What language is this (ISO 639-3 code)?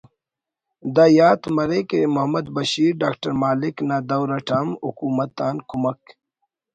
brh